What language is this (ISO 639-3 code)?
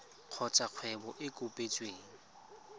tsn